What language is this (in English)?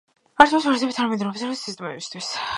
Georgian